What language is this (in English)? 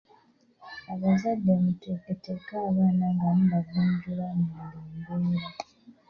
Ganda